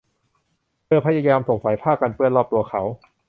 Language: Thai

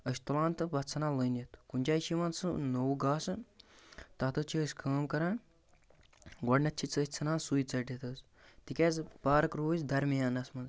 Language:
Kashmiri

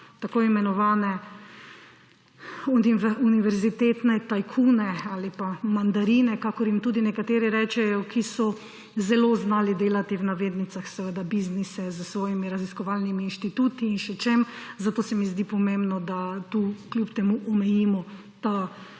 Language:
Slovenian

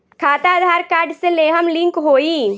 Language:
Bhojpuri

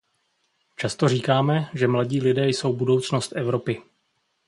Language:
Czech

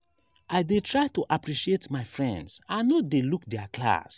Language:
Nigerian Pidgin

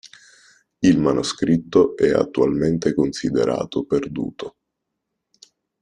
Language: Italian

